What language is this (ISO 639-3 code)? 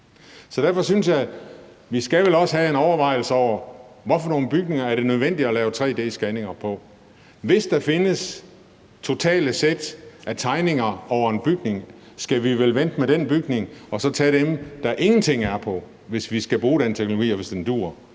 dan